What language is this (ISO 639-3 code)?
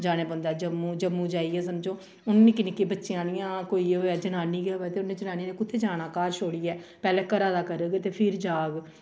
doi